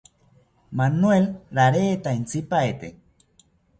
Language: South Ucayali Ashéninka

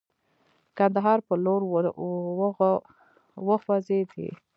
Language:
Pashto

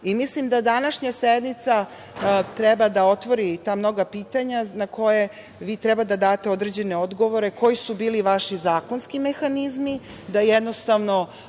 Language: Serbian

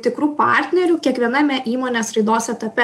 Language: Lithuanian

